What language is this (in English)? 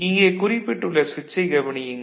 Tamil